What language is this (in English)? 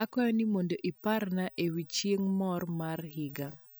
Luo (Kenya and Tanzania)